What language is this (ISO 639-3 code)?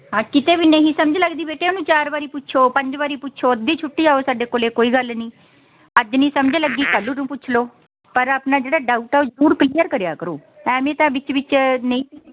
pan